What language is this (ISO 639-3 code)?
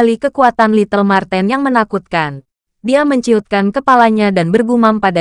ind